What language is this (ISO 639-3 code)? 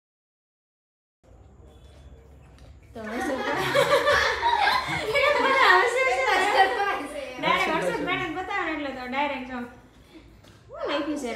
guj